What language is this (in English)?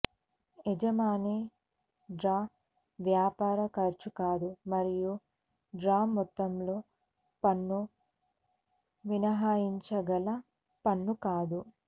Telugu